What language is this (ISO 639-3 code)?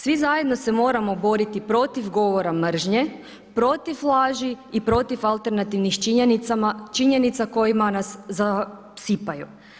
hrv